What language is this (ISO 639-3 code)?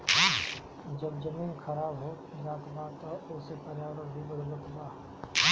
bho